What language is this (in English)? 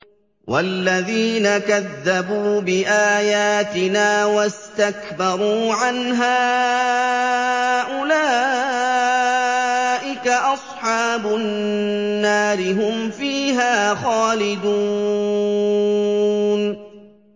Arabic